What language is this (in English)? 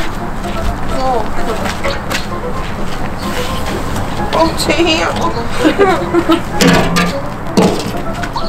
Korean